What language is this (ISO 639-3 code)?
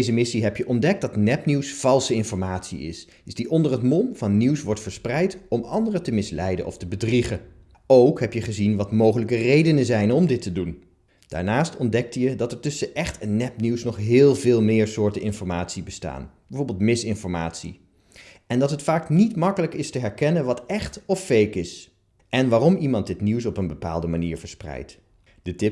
nld